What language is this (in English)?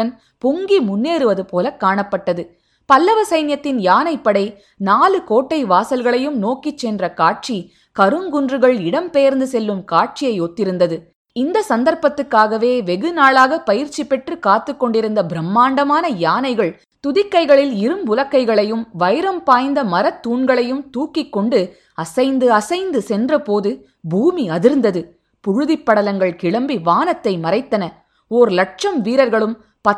Tamil